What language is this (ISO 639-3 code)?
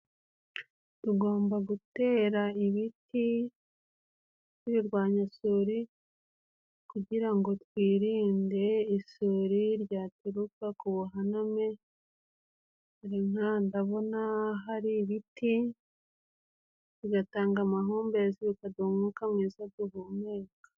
kin